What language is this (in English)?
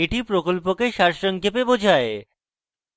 Bangla